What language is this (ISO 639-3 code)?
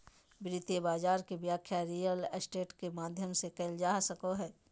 mag